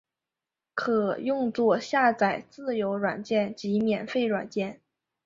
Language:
Chinese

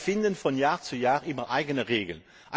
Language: German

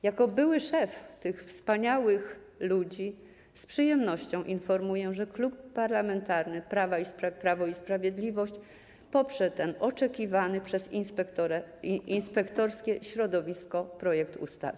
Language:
Polish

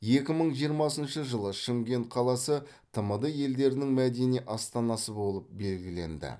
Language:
Kazakh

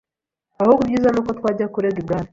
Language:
Kinyarwanda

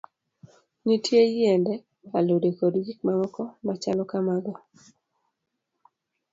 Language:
Luo (Kenya and Tanzania)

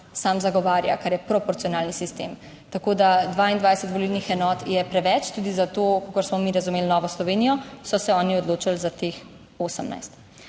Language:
Slovenian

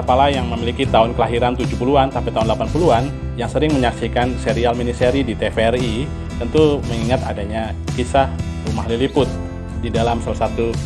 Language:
Indonesian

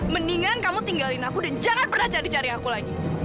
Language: Indonesian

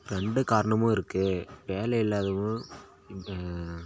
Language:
Tamil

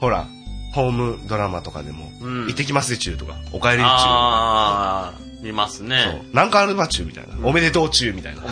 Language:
Japanese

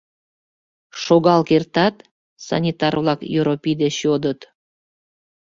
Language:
Mari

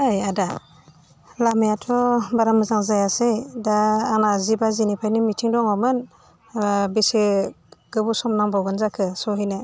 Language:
Bodo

